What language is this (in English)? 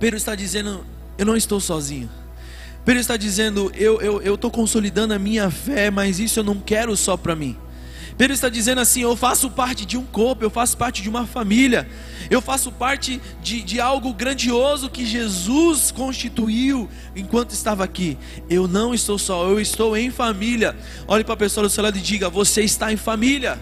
Portuguese